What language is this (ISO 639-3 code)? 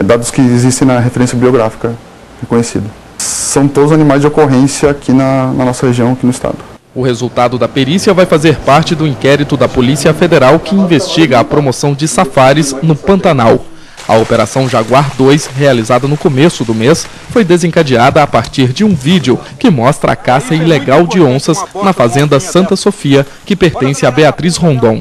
por